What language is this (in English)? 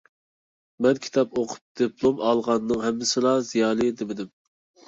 Uyghur